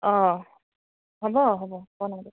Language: Assamese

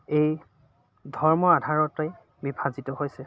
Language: Assamese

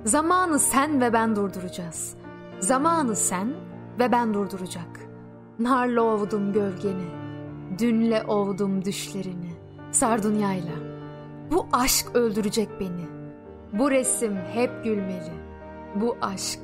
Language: Turkish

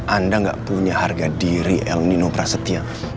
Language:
Indonesian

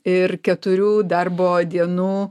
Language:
Lithuanian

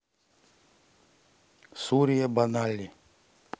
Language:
Russian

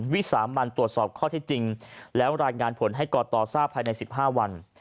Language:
Thai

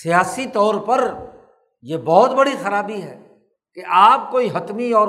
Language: Urdu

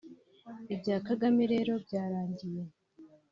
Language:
Kinyarwanda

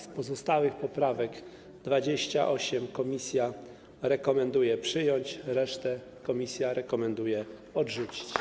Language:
Polish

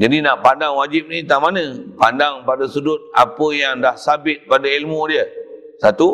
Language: Malay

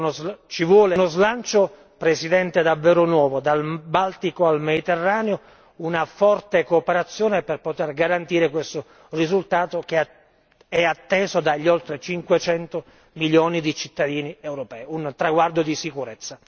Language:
Italian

